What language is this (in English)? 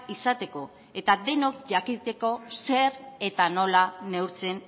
Basque